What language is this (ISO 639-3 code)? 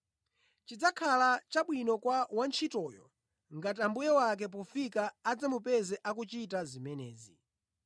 nya